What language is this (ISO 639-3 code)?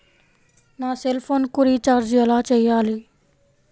tel